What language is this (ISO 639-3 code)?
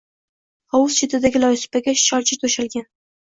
uzb